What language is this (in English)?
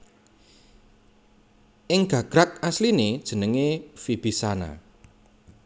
Javanese